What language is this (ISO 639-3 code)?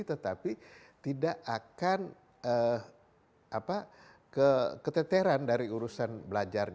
ind